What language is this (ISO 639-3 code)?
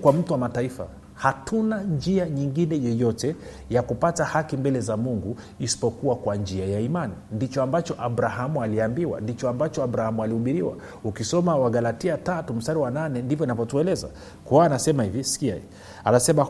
swa